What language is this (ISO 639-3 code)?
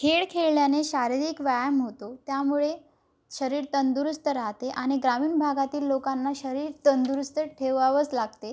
mar